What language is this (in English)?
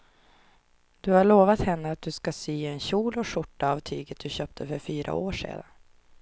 Swedish